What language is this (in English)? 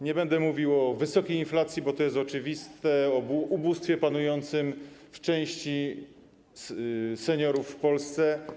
Polish